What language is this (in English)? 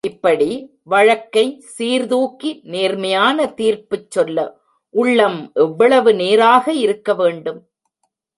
Tamil